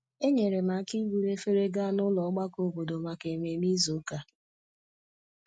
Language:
Igbo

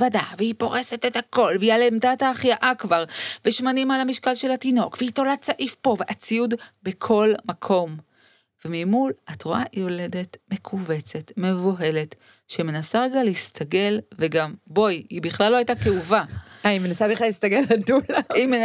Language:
Hebrew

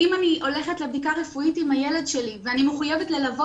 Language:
Hebrew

